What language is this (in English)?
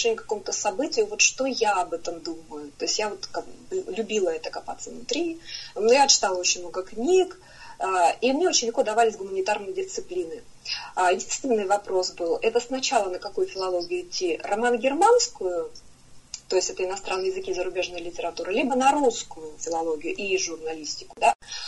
Russian